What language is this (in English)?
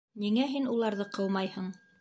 Bashkir